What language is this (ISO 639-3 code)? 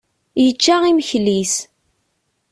kab